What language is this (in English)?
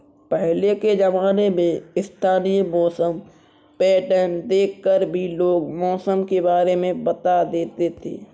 Hindi